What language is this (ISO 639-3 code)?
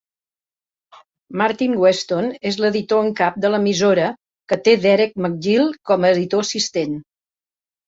cat